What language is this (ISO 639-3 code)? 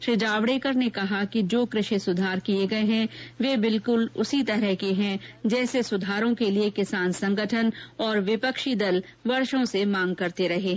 hin